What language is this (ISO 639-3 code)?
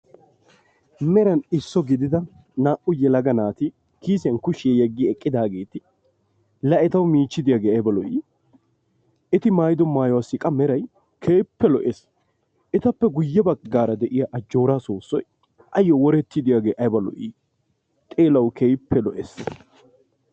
wal